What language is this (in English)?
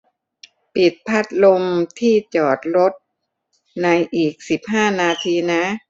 Thai